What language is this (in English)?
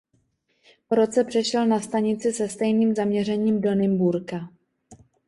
Czech